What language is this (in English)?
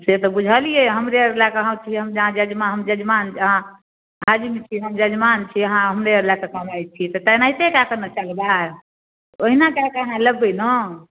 Maithili